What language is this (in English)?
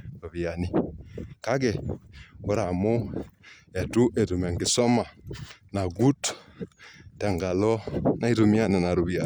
Masai